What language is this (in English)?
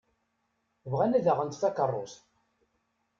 Kabyle